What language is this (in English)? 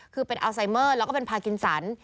Thai